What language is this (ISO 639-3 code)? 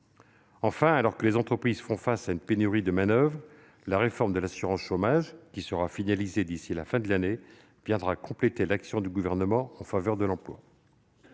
fra